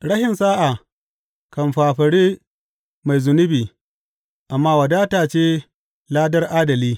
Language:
Hausa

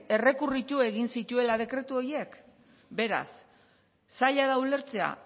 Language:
Basque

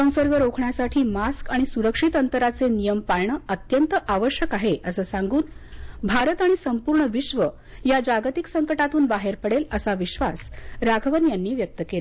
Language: Marathi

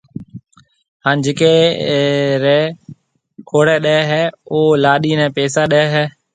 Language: Marwari (Pakistan)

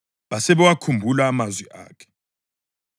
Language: North Ndebele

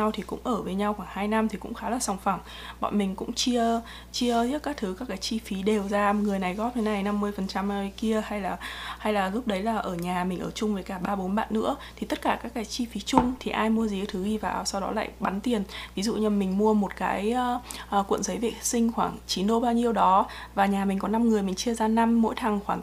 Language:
Vietnamese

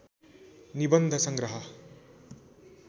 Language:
Nepali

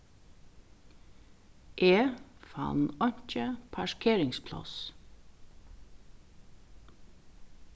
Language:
Faroese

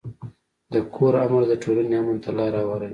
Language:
Pashto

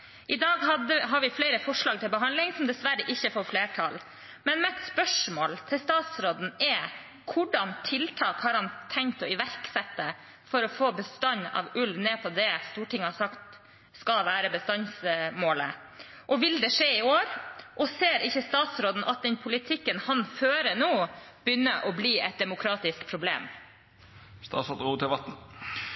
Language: Norwegian Bokmål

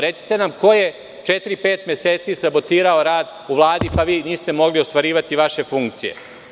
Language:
Serbian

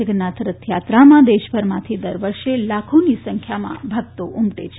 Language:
Gujarati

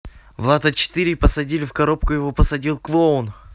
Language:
Russian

